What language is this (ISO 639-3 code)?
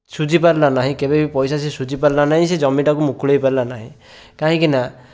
ori